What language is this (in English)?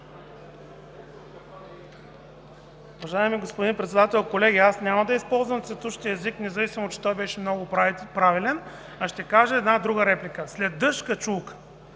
Bulgarian